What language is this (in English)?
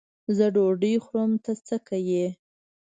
Pashto